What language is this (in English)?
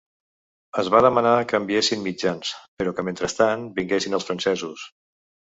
Catalan